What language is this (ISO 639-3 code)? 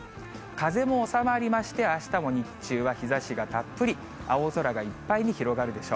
jpn